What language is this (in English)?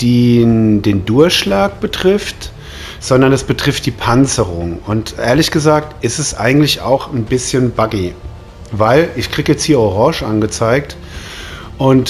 German